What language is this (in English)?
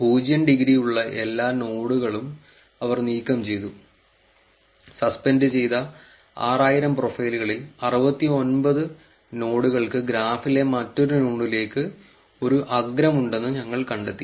Malayalam